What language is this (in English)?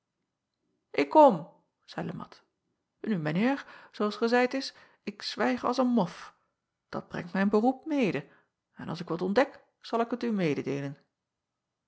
Dutch